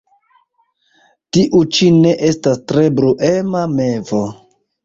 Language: Esperanto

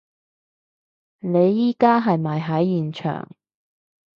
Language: Cantonese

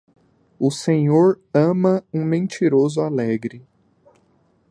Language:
Portuguese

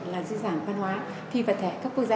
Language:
Vietnamese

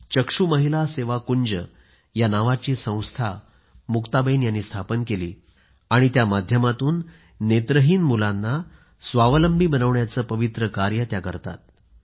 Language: Marathi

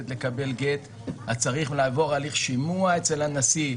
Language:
Hebrew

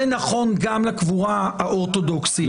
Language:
Hebrew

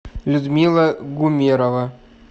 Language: Russian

